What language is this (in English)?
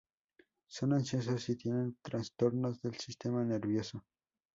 Spanish